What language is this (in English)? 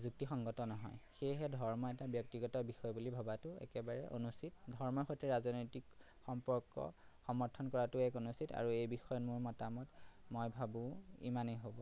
Assamese